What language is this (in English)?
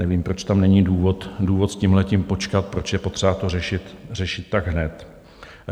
Czech